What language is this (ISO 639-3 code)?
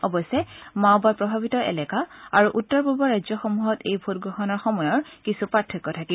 asm